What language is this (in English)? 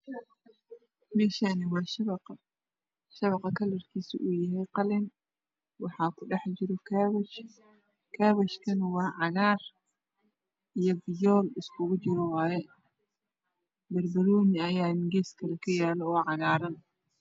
Somali